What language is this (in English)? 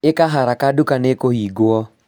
Kikuyu